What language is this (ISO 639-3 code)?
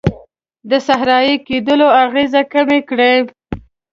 pus